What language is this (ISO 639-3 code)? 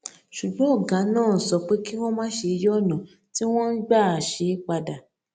yor